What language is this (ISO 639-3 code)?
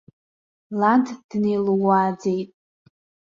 abk